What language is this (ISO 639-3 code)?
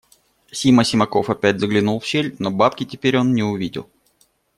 rus